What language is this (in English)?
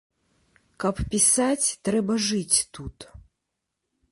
Belarusian